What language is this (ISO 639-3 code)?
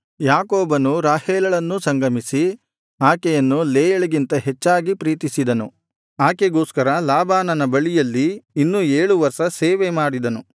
kan